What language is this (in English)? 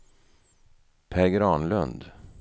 Swedish